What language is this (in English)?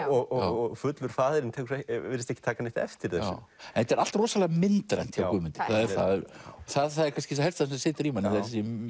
Icelandic